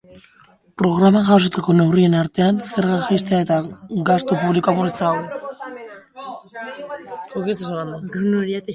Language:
Basque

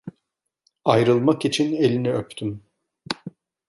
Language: Turkish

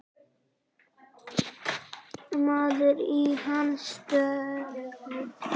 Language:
Icelandic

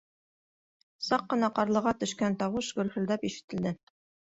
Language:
Bashkir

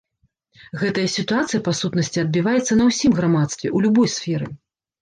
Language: Belarusian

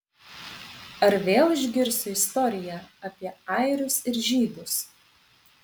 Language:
Lithuanian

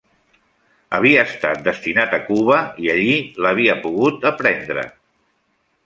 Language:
Catalan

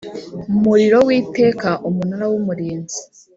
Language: Kinyarwanda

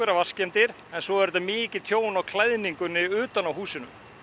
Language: Icelandic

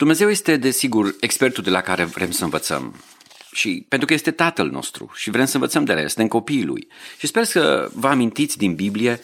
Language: Romanian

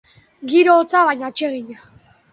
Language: Basque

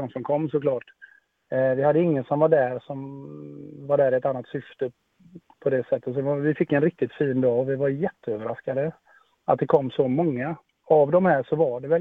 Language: Swedish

